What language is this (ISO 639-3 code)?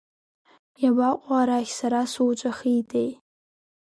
abk